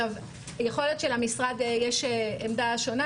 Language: Hebrew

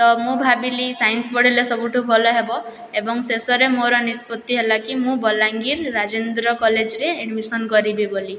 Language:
Odia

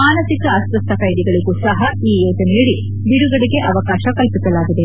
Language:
Kannada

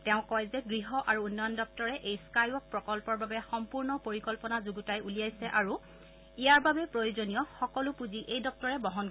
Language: Assamese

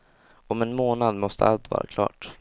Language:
Swedish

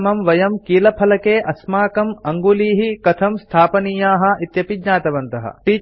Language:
Sanskrit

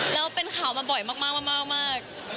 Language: Thai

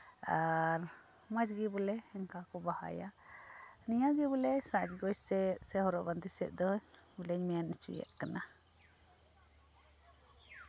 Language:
Santali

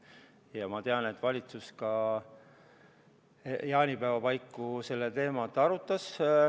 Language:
Estonian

